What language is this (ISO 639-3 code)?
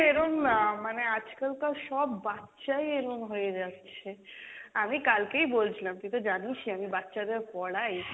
ben